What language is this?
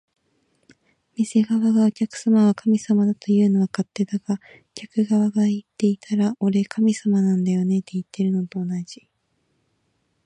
Japanese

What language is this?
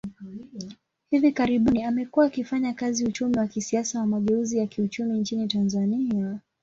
Swahili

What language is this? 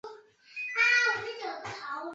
Chinese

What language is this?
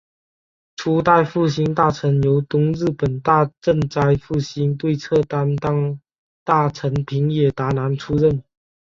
Chinese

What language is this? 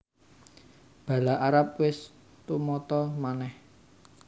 Javanese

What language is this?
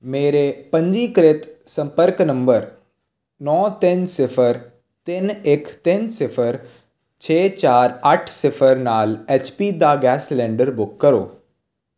Punjabi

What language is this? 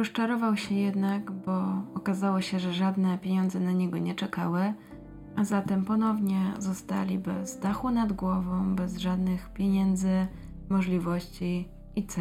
Polish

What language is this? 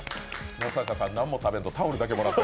Japanese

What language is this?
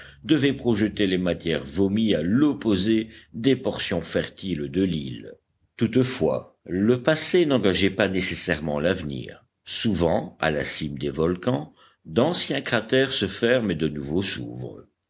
French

